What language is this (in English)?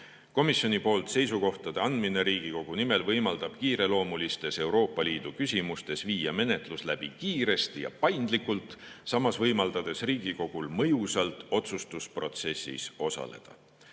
Estonian